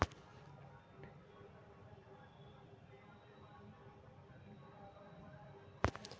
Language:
Magahi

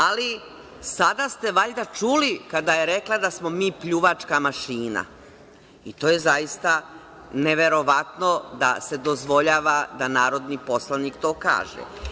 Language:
Serbian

